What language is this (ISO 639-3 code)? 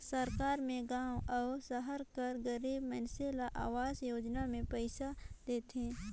hne